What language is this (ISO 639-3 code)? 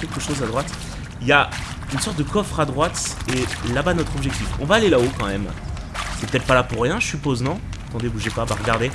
fra